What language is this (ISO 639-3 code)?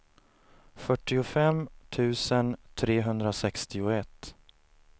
swe